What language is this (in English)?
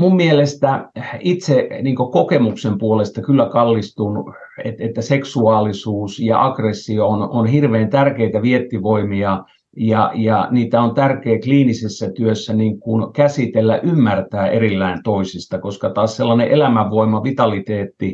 Finnish